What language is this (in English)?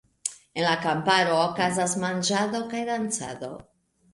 Esperanto